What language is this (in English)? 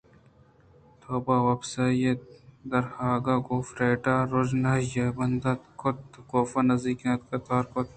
Eastern Balochi